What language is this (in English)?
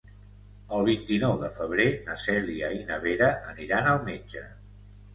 Catalan